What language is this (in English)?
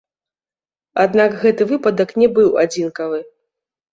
Belarusian